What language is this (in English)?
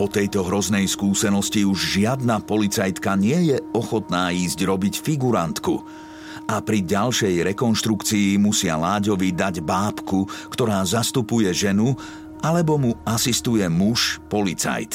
Slovak